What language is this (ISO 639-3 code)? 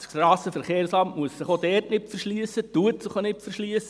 gsw